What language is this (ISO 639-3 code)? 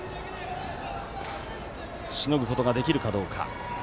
jpn